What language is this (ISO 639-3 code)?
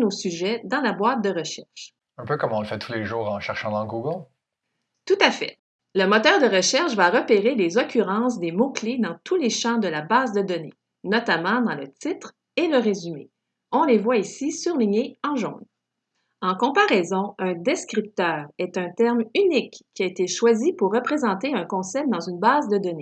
fra